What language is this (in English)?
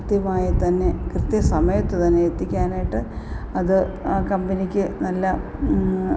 Malayalam